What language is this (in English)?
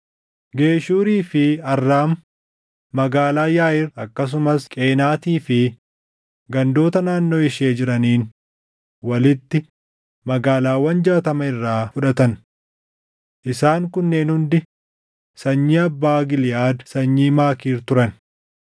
Oromo